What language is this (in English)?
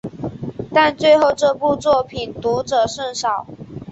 Chinese